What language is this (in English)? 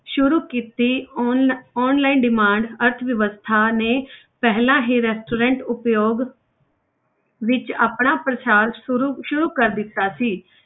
Punjabi